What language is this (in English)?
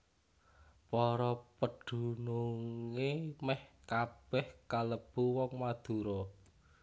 Javanese